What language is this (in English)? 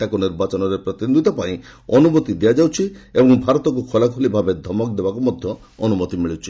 Odia